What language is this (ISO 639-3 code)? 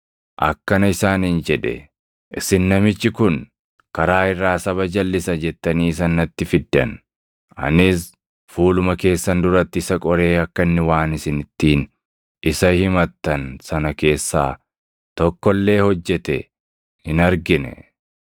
orm